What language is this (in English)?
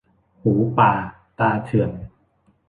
Thai